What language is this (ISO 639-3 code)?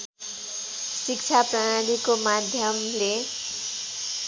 nep